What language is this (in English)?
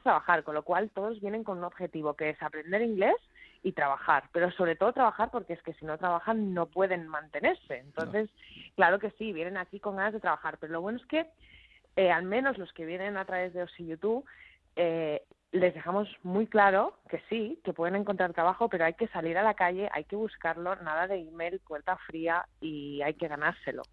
Spanish